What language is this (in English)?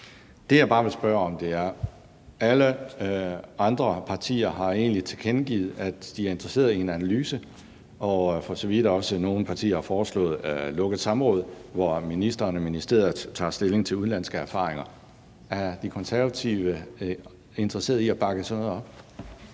Danish